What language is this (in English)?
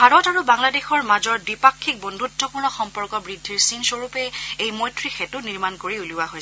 Assamese